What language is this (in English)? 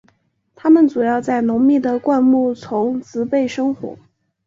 Chinese